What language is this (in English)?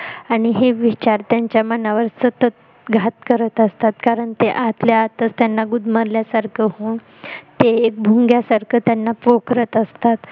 Marathi